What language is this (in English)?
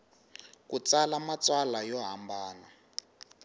Tsonga